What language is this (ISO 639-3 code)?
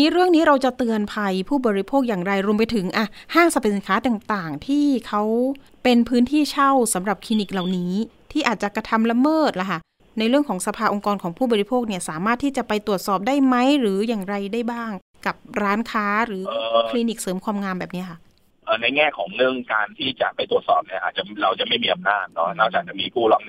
tha